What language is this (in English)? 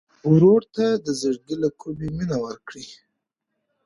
Pashto